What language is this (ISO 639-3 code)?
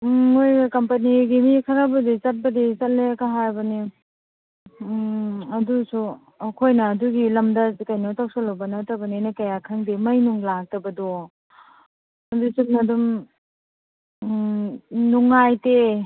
mni